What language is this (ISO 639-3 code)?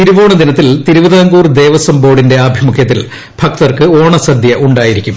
mal